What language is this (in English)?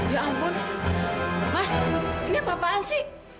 Indonesian